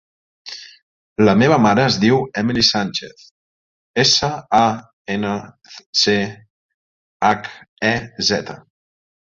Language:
Catalan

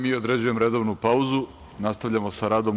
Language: Serbian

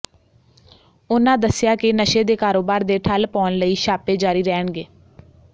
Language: Punjabi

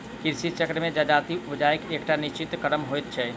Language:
Maithili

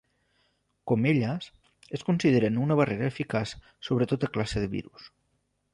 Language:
Catalan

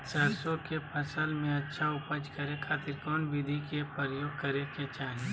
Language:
Magahi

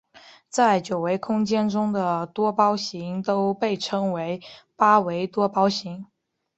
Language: Chinese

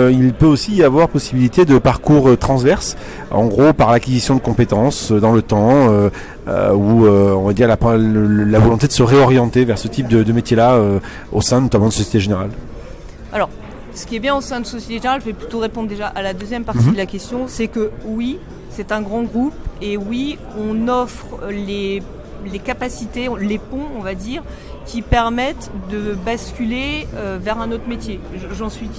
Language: French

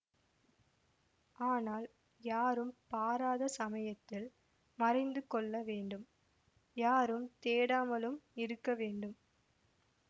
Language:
Tamil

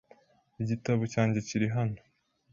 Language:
Kinyarwanda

